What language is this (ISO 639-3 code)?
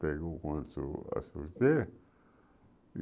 por